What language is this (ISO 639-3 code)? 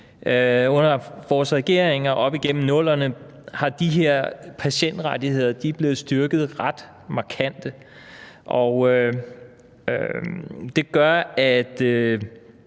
dan